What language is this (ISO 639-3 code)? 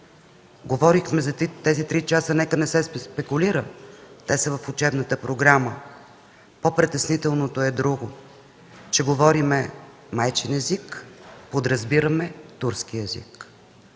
bul